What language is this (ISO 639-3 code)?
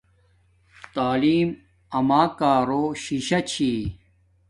dmk